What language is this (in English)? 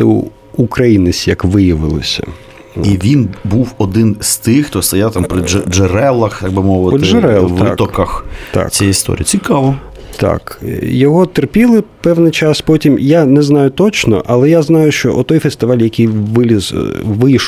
Ukrainian